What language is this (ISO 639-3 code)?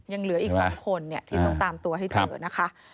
tha